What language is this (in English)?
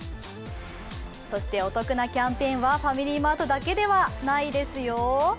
Japanese